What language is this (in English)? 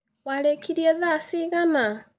Kikuyu